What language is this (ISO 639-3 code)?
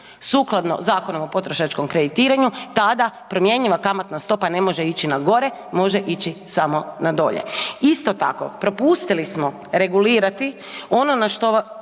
hrv